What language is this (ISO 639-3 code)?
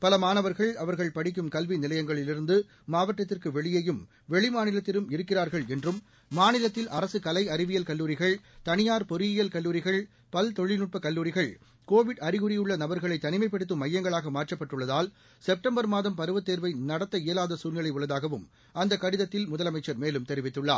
tam